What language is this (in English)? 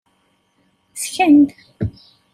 Kabyle